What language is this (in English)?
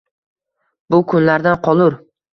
Uzbek